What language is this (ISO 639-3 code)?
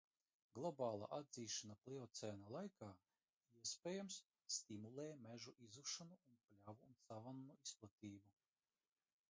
lav